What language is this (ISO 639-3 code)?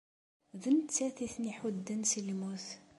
kab